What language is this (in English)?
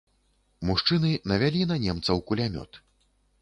Belarusian